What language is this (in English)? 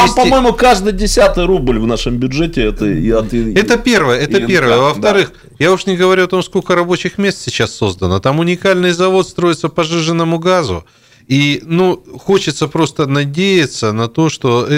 Russian